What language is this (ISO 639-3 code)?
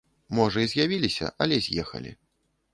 bel